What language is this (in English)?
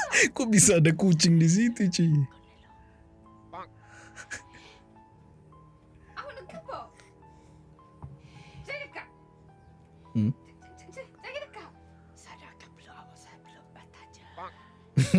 Indonesian